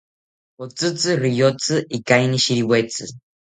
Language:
South Ucayali Ashéninka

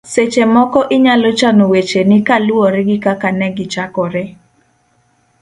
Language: Luo (Kenya and Tanzania)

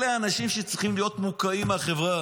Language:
Hebrew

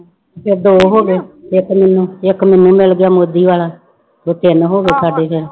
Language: Punjabi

